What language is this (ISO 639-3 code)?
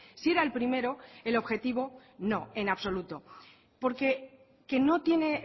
spa